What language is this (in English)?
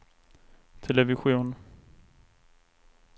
Swedish